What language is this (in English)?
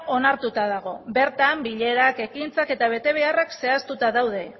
Basque